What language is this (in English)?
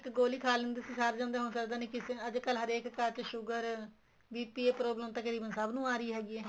Punjabi